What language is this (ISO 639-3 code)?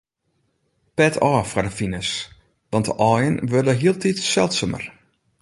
fry